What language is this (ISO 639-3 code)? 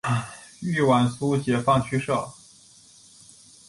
zho